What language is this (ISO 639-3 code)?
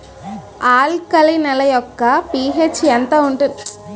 tel